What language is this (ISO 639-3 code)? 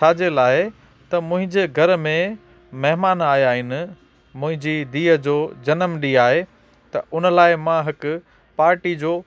snd